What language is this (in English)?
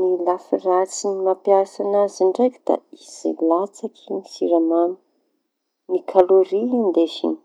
Tanosy Malagasy